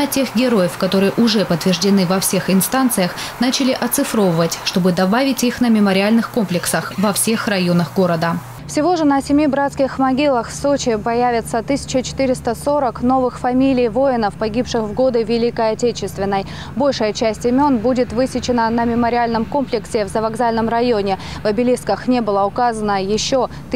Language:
Russian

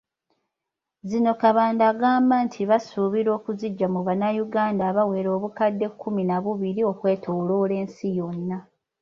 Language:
Ganda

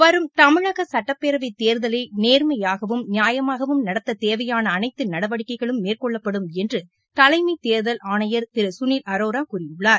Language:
Tamil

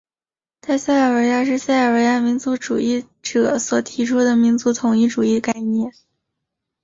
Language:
Chinese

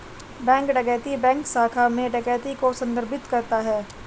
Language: Hindi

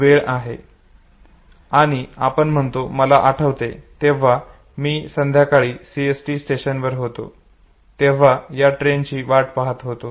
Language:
Marathi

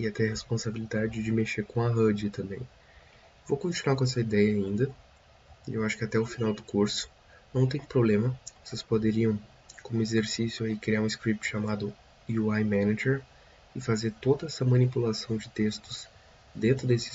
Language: Portuguese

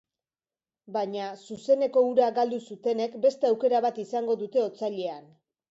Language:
Basque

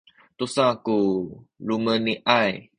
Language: Sakizaya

